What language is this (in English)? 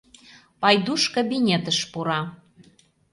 Mari